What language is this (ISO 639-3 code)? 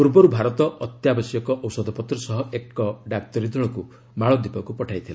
ori